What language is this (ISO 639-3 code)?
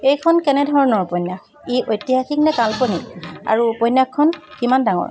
asm